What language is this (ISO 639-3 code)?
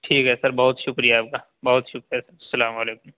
urd